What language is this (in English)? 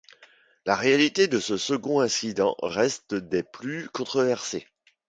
French